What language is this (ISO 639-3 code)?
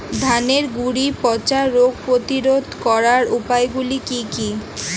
ben